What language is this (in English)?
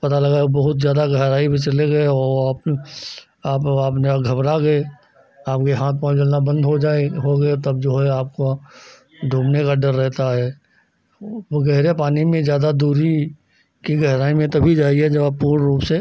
Hindi